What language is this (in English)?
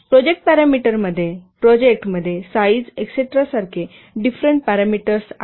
Marathi